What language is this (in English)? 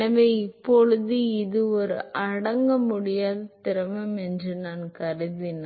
Tamil